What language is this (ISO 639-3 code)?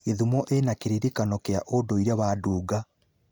kik